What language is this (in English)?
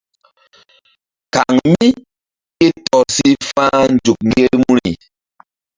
Mbum